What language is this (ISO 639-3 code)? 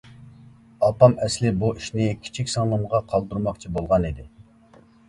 uig